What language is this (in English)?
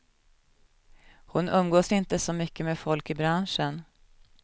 Swedish